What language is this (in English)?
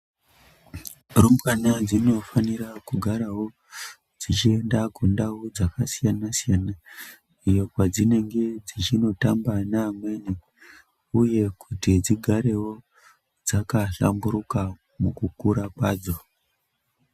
Ndau